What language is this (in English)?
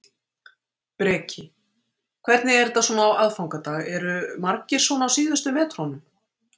Icelandic